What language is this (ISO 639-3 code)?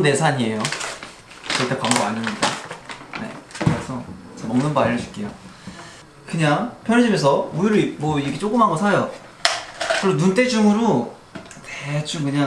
kor